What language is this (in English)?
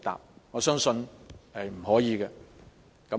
Cantonese